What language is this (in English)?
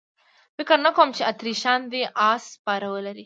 Pashto